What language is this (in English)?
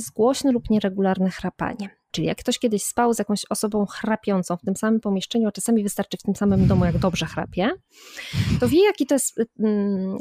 Polish